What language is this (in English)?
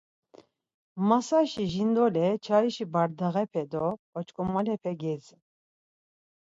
Laz